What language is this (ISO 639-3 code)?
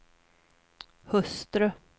swe